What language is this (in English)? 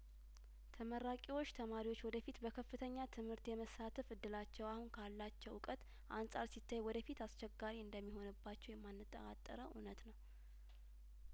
Amharic